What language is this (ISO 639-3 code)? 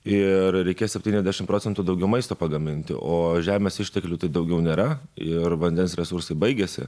lit